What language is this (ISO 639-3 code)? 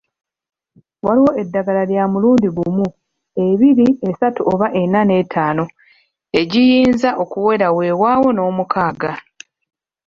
lug